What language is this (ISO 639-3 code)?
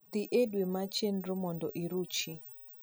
luo